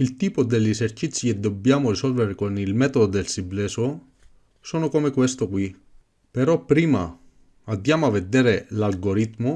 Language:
Italian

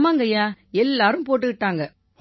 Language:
Tamil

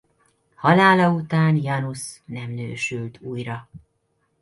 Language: Hungarian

